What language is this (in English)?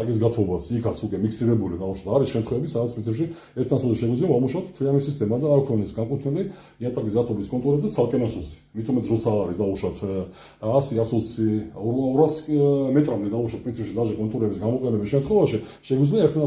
Georgian